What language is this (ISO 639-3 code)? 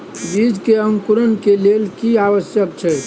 mai